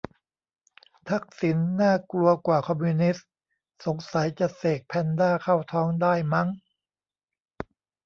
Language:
Thai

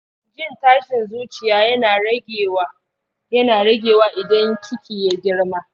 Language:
Hausa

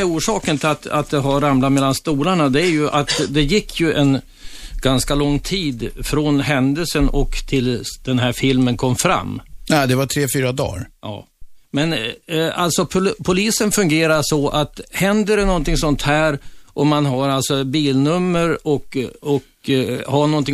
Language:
Swedish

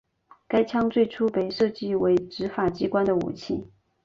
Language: Chinese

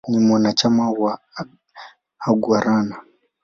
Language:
Swahili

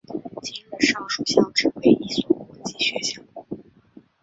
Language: Chinese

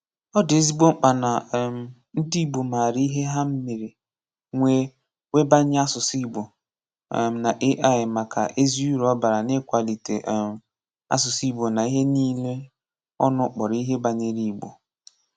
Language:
Igbo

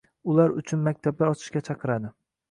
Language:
Uzbek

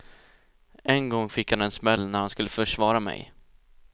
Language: Swedish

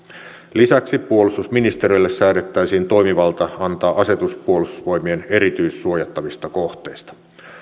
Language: Finnish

